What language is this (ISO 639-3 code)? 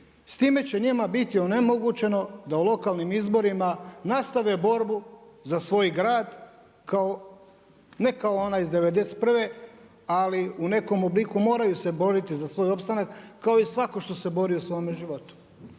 hrv